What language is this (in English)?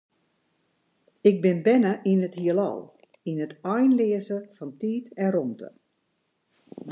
Western Frisian